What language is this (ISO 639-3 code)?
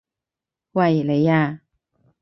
yue